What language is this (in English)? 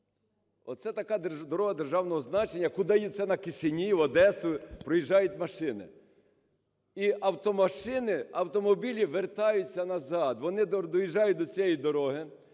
Ukrainian